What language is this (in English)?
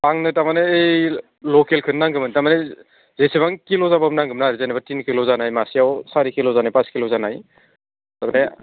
Bodo